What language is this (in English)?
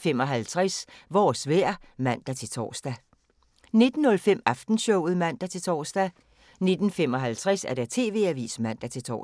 Danish